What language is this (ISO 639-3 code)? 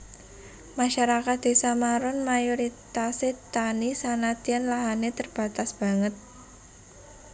jav